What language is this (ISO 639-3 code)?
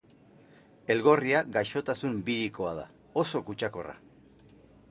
eus